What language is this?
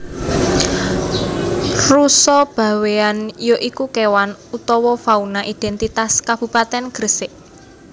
Javanese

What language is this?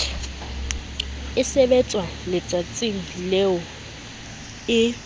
Southern Sotho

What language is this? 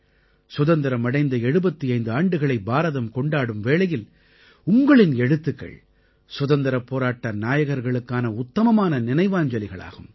Tamil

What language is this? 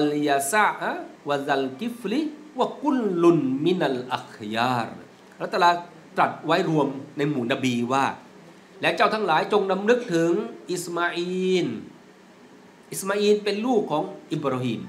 Thai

